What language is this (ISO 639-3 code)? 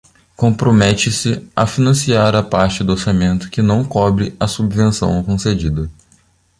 por